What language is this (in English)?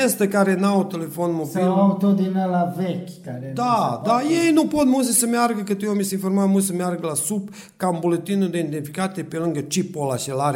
Romanian